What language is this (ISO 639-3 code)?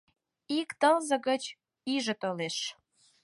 chm